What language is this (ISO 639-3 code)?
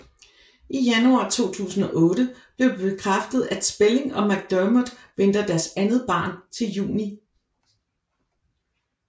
dan